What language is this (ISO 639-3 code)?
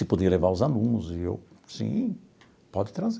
por